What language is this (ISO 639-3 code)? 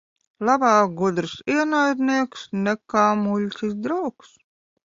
lav